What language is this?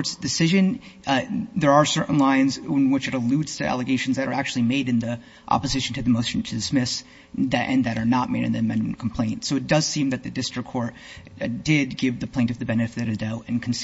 English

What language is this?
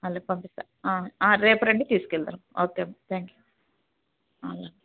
Telugu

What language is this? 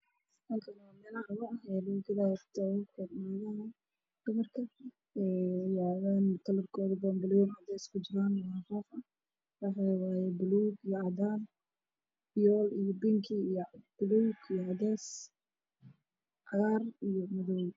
Somali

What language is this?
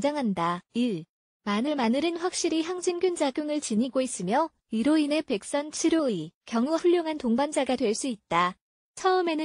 Korean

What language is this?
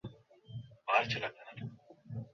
Bangla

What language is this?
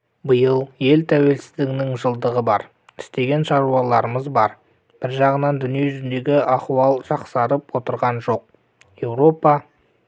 Kazakh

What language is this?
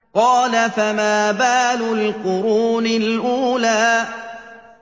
Arabic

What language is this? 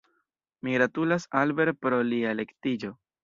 Esperanto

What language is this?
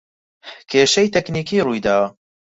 Central Kurdish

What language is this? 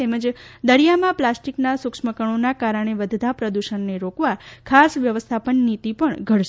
Gujarati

